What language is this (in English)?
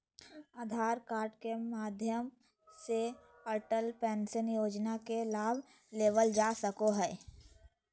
Magahi